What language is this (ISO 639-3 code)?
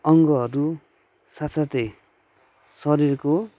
nep